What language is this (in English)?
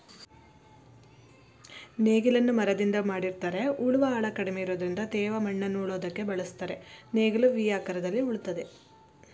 Kannada